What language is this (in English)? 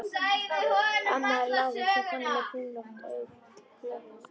Icelandic